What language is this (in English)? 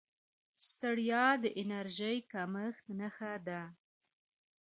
Pashto